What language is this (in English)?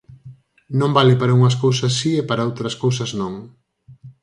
Galician